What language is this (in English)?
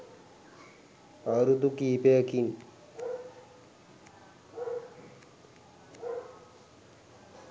Sinhala